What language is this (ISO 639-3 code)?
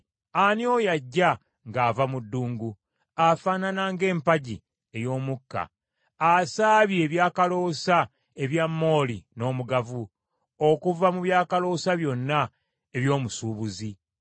lug